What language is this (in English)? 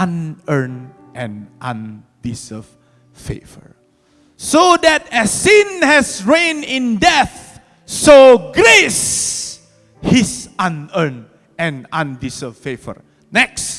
Indonesian